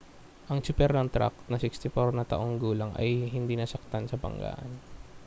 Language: Filipino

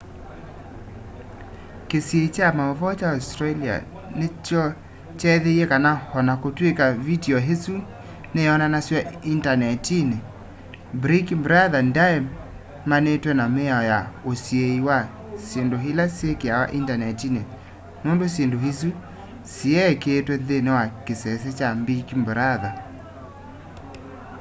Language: Kamba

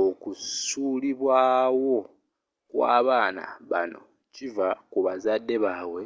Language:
Ganda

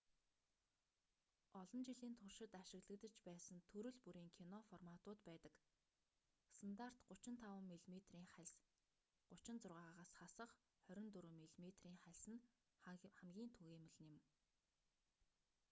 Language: Mongolian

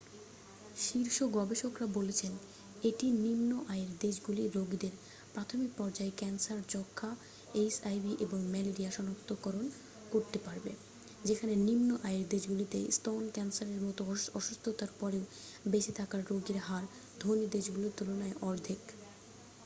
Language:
Bangla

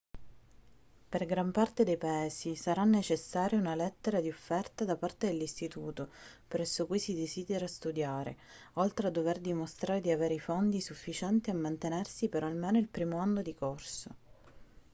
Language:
Italian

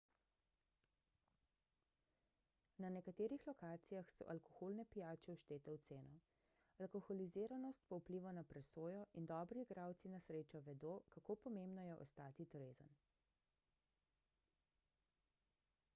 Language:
Slovenian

